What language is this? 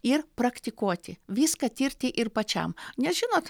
Lithuanian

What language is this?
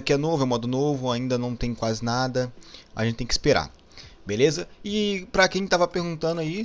Portuguese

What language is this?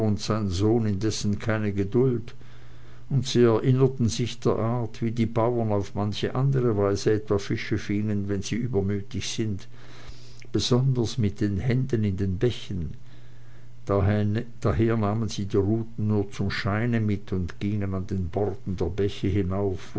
German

